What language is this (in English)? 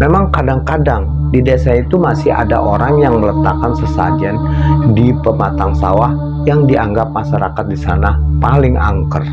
Indonesian